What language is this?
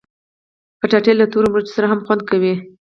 Pashto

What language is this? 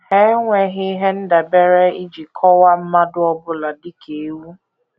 Igbo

